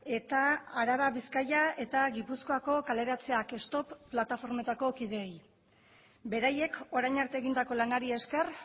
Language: Basque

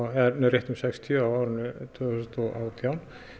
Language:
Icelandic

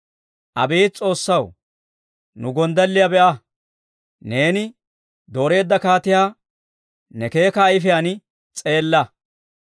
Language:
Dawro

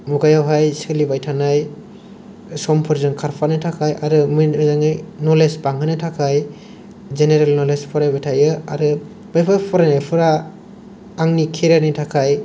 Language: Bodo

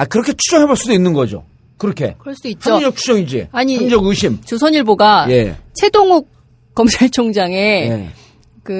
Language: Korean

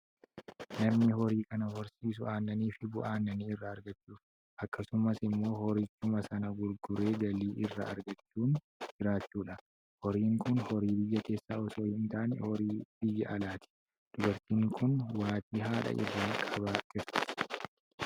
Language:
Oromo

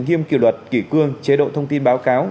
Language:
Vietnamese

